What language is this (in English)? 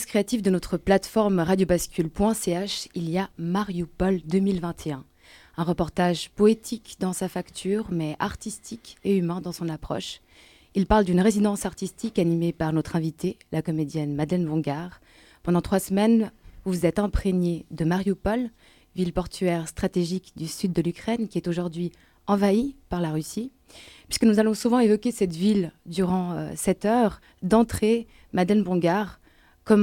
French